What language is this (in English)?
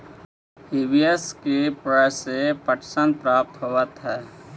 Magahi